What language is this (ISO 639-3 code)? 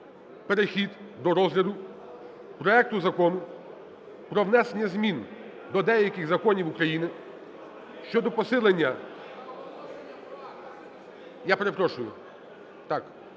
ukr